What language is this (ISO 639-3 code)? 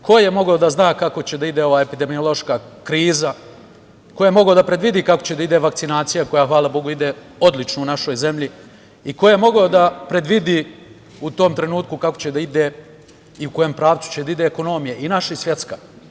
srp